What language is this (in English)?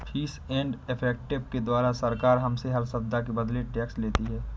Hindi